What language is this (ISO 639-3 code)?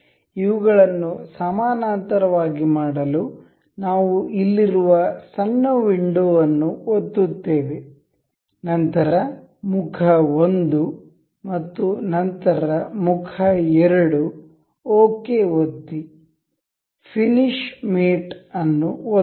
kan